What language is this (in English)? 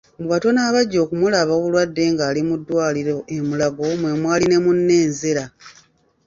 Ganda